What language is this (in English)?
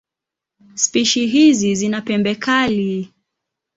Swahili